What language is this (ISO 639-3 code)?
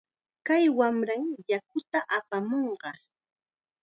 qxa